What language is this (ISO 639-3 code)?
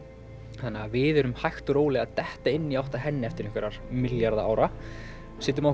isl